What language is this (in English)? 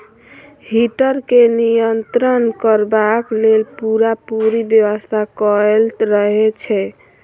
Maithili